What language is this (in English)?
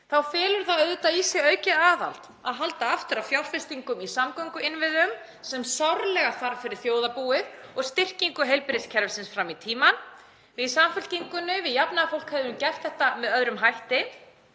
Icelandic